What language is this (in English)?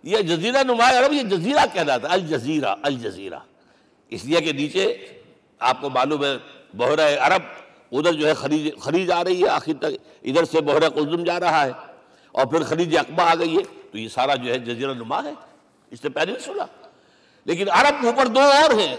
Urdu